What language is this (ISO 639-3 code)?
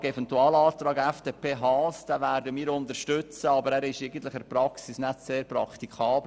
gsw